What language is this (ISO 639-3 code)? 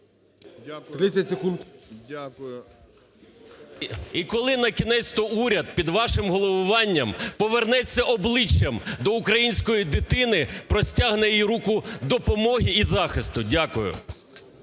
ukr